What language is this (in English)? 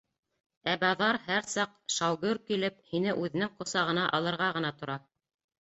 Bashkir